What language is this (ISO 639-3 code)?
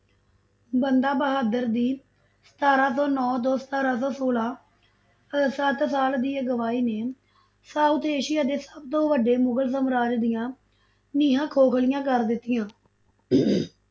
pan